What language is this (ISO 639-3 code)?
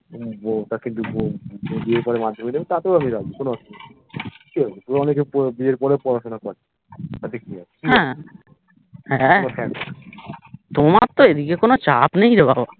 ben